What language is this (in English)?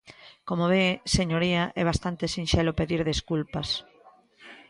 Galician